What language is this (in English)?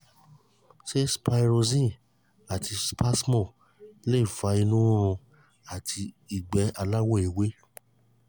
Yoruba